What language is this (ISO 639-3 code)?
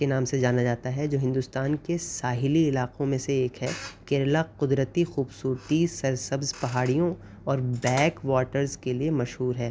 urd